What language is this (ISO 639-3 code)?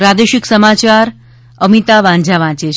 guj